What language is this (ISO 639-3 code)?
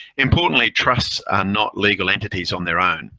eng